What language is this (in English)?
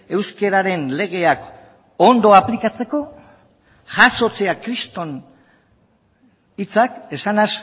Basque